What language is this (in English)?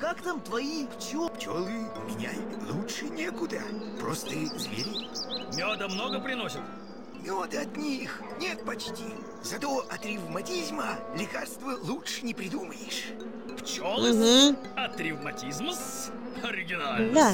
Russian